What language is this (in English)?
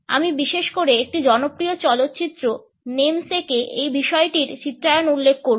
Bangla